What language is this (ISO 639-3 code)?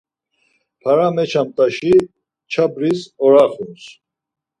lzz